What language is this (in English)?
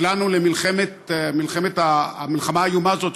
Hebrew